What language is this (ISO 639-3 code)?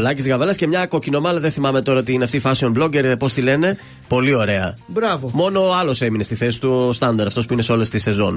ell